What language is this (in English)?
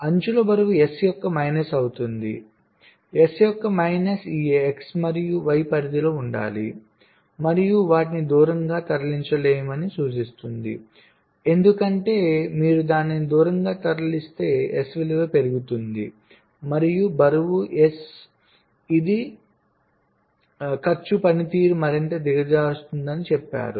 Telugu